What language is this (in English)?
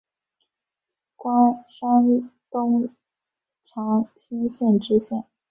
Chinese